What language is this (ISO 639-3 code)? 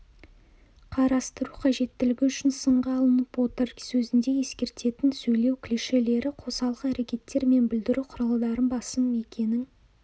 kaz